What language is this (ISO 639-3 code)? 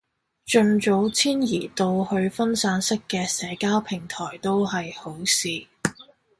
yue